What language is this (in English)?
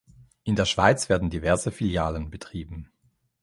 German